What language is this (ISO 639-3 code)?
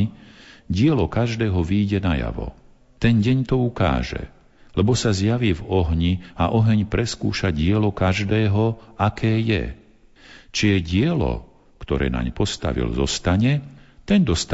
slk